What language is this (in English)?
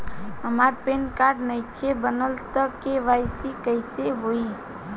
Bhojpuri